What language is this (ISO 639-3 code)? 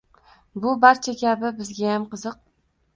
uzb